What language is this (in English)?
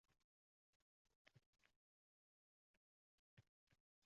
Uzbek